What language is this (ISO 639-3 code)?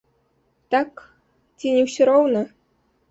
bel